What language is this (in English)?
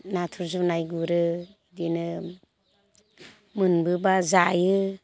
Bodo